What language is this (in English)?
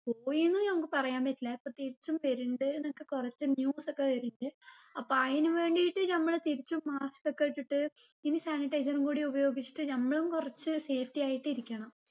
Malayalam